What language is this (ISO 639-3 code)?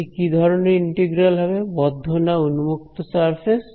ben